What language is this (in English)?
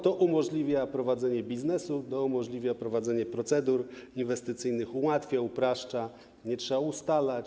Polish